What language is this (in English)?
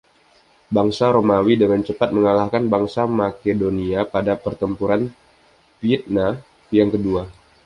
Indonesian